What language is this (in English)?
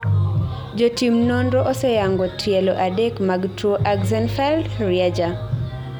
Luo (Kenya and Tanzania)